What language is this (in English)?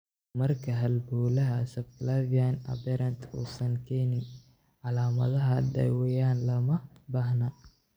Somali